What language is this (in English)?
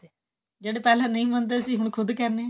Punjabi